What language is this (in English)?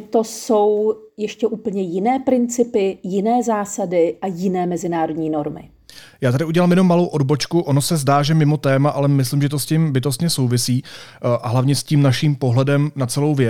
Czech